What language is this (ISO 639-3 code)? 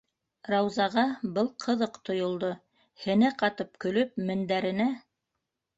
bak